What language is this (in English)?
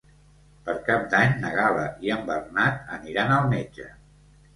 Catalan